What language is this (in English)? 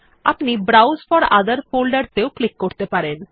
Bangla